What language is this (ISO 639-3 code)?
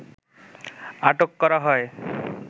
ben